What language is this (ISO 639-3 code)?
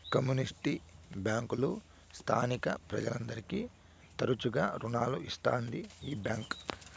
tel